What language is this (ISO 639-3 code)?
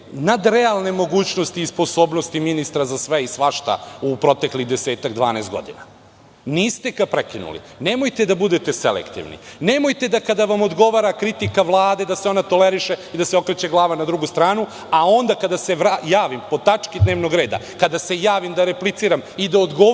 srp